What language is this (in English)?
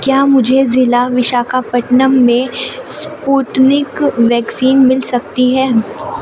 Urdu